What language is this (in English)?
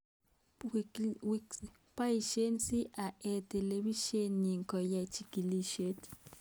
Kalenjin